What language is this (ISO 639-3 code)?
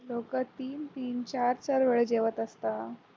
mar